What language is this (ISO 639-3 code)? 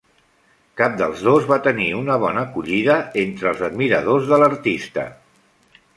cat